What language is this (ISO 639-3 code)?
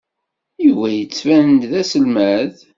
kab